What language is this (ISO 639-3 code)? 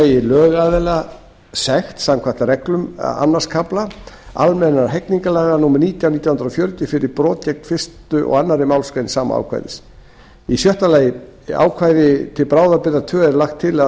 isl